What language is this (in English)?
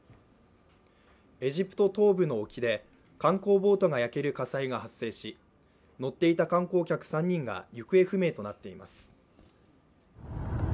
Japanese